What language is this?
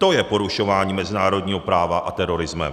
Czech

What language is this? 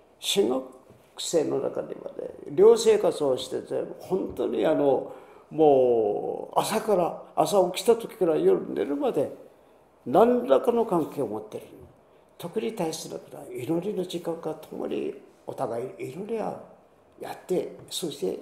Japanese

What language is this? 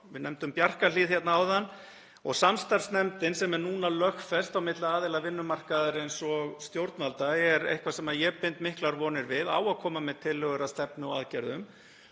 Icelandic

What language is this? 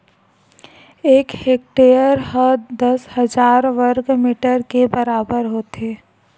Chhattisgarhi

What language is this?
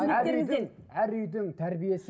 Kazakh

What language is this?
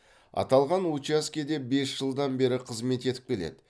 Kazakh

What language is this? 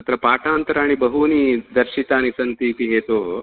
Sanskrit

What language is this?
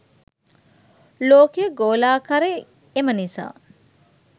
Sinhala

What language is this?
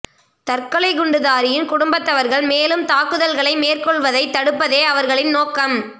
Tamil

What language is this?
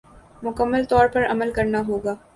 Urdu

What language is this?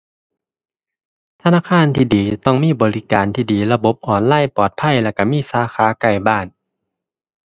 Thai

